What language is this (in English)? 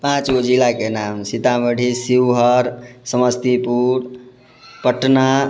Maithili